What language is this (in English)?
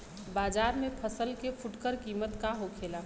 Bhojpuri